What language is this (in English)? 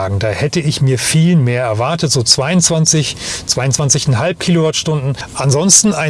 German